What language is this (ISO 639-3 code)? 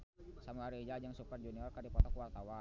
sun